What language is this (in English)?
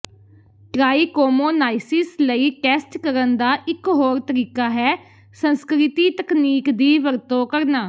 Punjabi